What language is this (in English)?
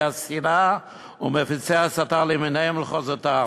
Hebrew